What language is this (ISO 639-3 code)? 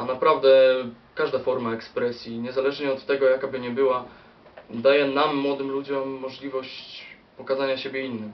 pol